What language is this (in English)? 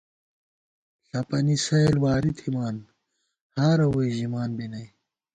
Gawar-Bati